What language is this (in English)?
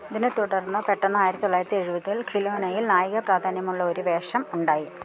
Malayalam